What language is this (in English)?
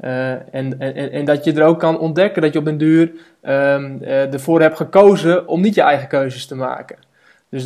Dutch